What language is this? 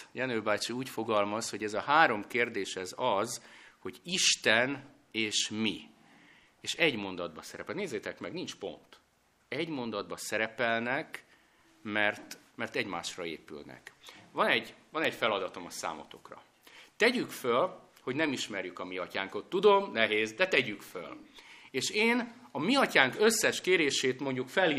Hungarian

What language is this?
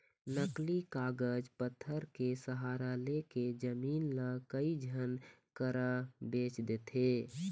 Chhattisgarhi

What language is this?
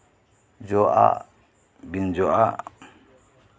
Santali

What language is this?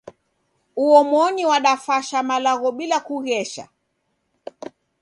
Taita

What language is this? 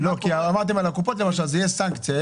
Hebrew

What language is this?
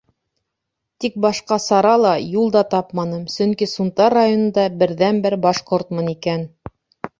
Bashkir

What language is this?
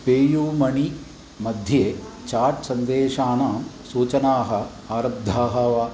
Sanskrit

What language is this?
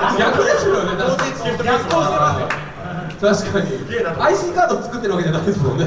Japanese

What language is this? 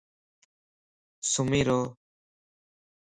Lasi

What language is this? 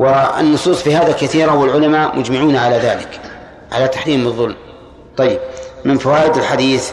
Arabic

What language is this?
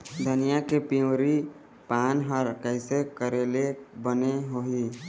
Chhattisgarhi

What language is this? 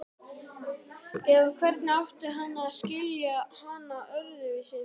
Icelandic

